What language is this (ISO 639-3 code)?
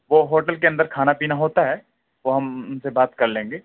urd